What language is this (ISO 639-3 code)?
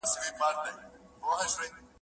pus